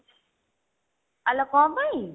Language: Odia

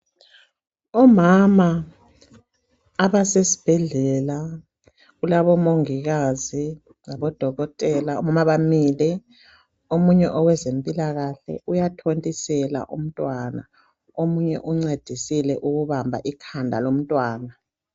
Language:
North Ndebele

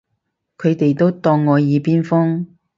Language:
Cantonese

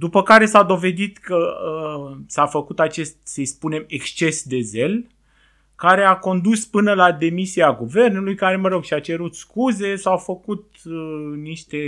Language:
Romanian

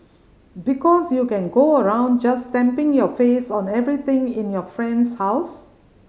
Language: English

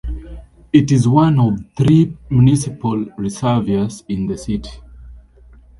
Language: English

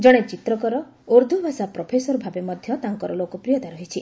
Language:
Odia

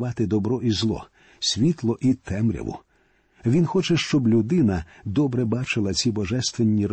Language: Ukrainian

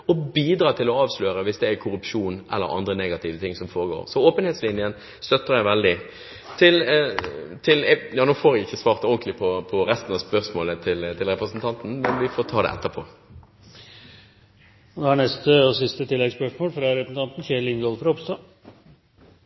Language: Norwegian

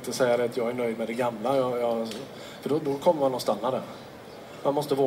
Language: Swedish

